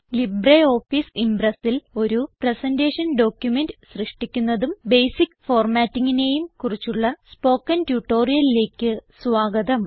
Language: Malayalam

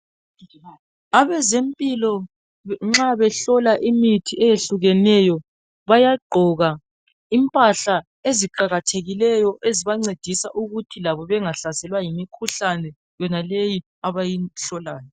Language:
North Ndebele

